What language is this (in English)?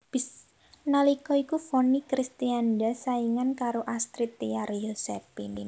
Javanese